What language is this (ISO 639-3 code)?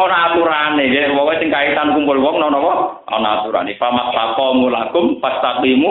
ind